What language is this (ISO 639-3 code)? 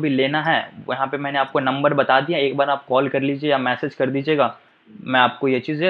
hin